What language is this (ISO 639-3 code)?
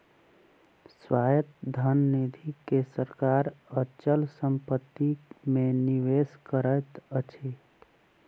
mai